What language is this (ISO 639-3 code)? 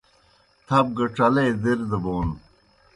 plk